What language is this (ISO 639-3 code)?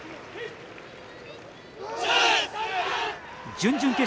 jpn